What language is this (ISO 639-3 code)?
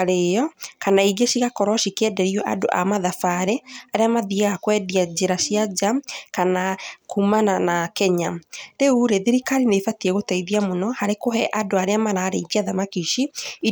kik